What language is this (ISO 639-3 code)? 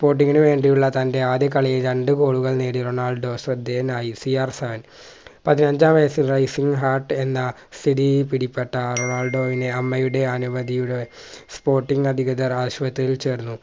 mal